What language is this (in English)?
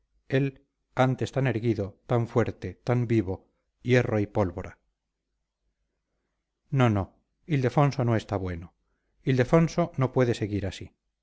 Spanish